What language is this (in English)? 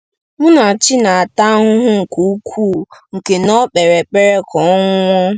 Igbo